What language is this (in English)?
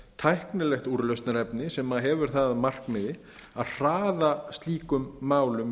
Icelandic